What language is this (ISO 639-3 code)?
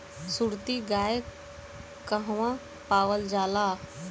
bho